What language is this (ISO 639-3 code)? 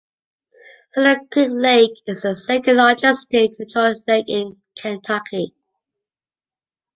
eng